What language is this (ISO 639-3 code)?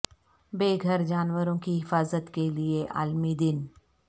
urd